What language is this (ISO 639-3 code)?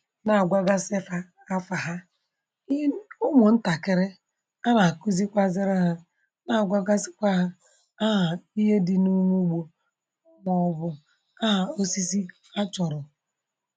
ibo